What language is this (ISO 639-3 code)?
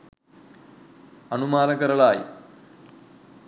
sin